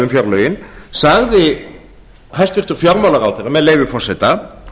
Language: Icelandic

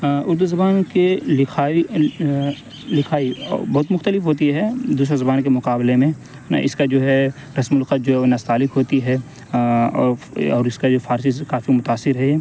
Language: Urdu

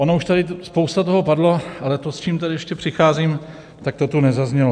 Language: Czech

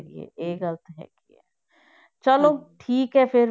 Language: Punjabi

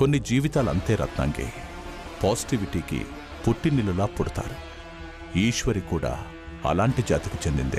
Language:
Telugu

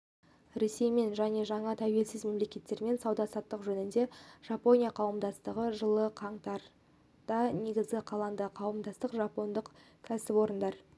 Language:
Kazakh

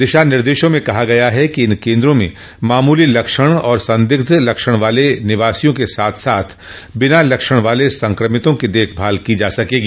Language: Hindi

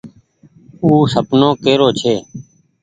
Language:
Goaria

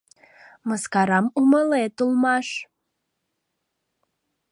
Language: Mari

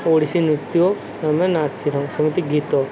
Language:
Odia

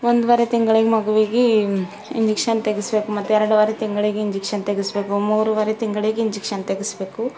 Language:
Kannada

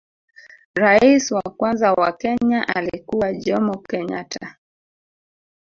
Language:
Swahili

